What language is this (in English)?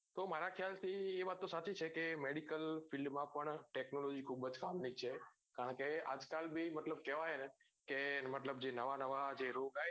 Gujarati